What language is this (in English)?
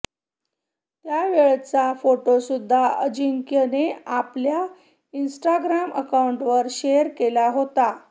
Marathi